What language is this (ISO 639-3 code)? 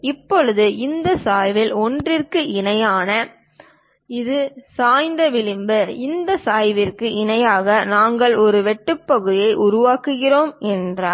tam